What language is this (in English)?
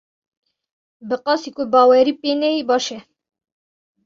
Kurdish